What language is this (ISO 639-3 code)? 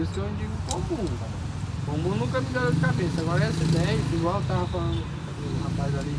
por